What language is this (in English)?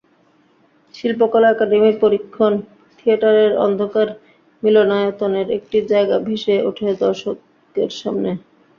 Bangla